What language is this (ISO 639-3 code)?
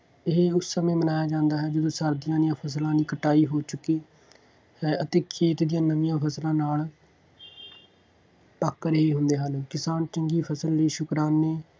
pan